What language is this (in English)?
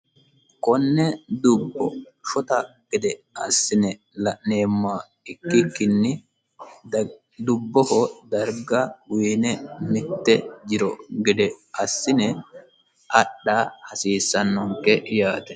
Sidamo